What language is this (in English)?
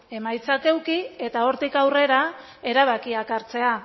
Basque